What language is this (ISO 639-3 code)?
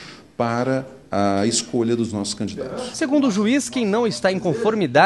por